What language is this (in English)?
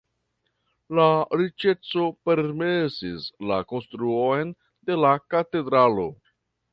Esperanto